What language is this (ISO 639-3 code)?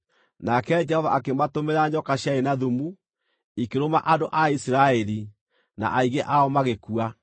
kik